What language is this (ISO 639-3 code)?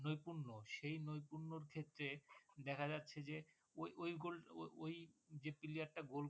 ben